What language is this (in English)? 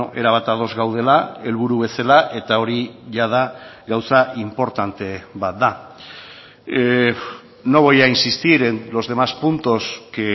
Basque